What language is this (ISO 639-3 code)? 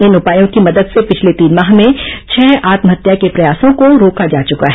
hin